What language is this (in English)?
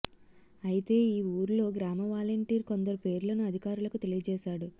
Telugu